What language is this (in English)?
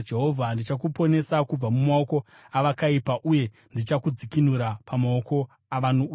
Shona